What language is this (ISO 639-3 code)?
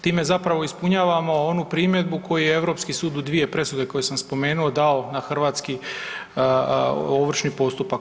hrv